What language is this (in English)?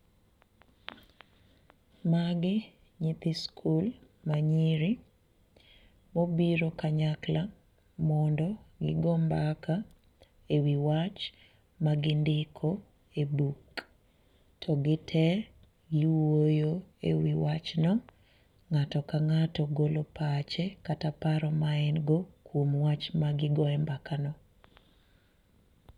Luo (Kenya and Tanzania)